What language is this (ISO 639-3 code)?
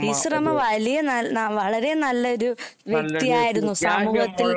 mal